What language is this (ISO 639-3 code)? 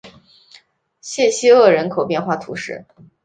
zho